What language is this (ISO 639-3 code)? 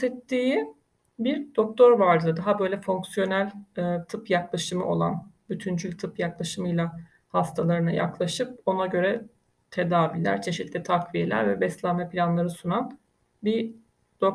tur